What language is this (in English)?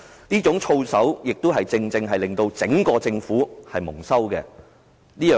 Cantonese